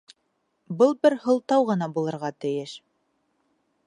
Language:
Bashkir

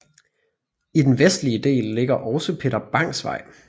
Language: Danish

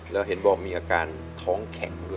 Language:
Thai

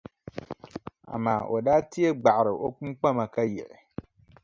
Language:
Dagbani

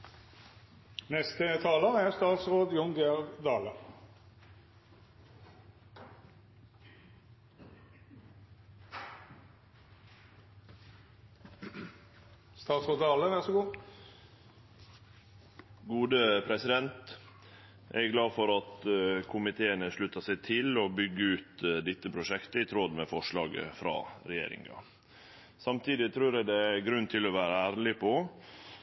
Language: Norwegian Nynorsk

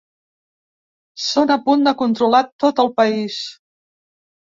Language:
Catalan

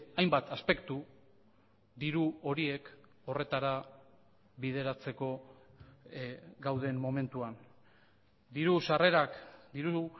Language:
Basque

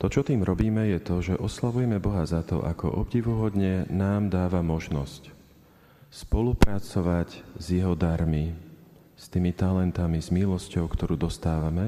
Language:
Slovak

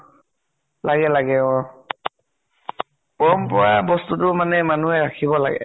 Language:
Assamese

